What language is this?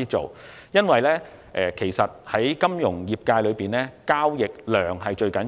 Cantonese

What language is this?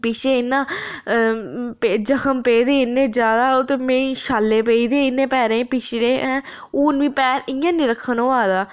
Dogri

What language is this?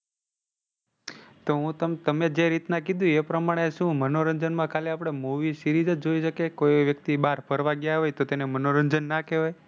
Gujarati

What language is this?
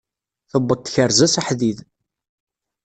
Kabyle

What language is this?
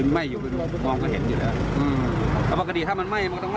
Thai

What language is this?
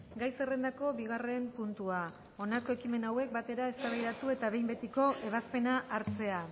Basque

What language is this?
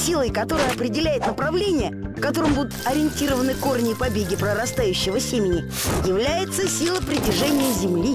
Russian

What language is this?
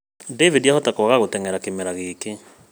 Kikuyu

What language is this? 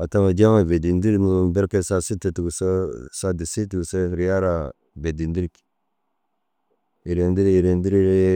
Dazaga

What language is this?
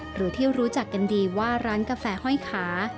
Thai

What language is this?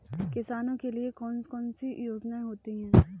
Hindi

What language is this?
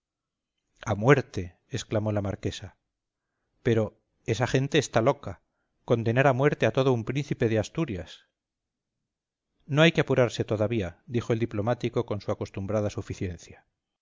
Spanish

